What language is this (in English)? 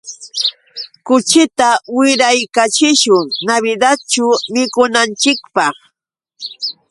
Yauyos Quechua